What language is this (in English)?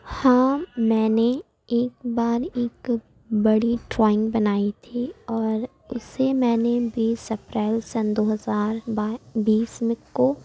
Urdu